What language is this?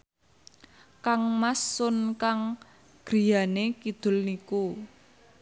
Javanese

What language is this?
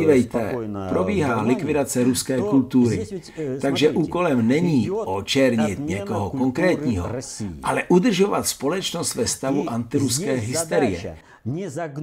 Czech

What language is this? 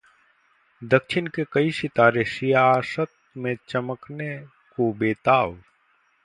Hindi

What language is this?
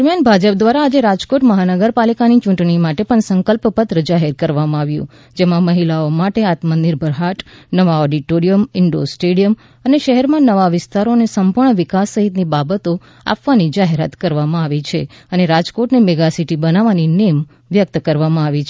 Gujarati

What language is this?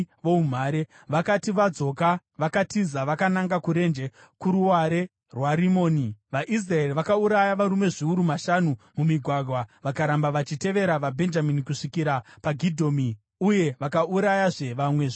Shona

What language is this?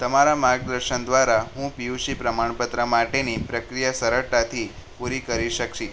Gujarati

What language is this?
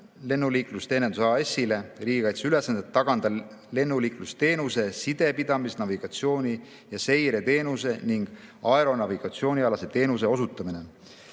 Estonian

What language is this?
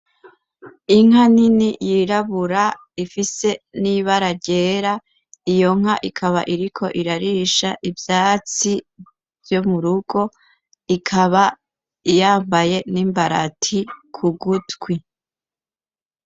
Rundi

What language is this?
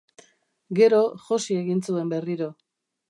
Basque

